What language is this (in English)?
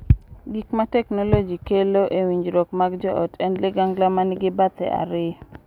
Luo (Kenya and Tanzania)